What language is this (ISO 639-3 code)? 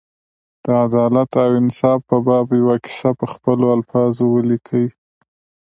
pus